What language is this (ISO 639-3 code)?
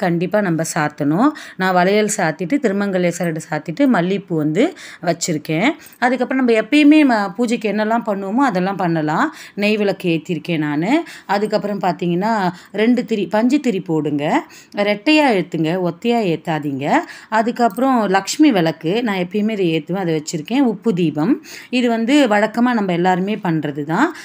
ara